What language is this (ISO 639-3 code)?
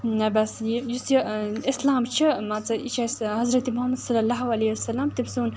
kas